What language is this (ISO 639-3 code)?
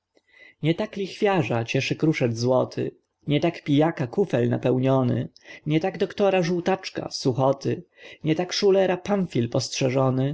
pol